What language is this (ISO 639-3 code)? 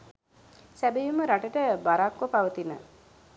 sin